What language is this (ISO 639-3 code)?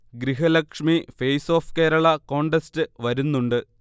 mal